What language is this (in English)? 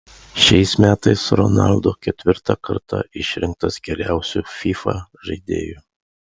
Lithuanian